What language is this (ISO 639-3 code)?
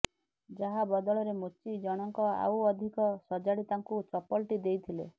ori